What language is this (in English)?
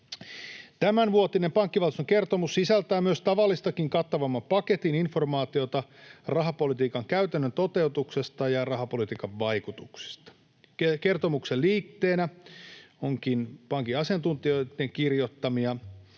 Finnish